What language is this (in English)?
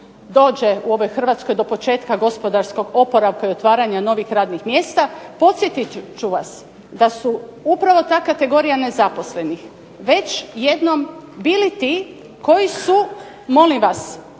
Croatian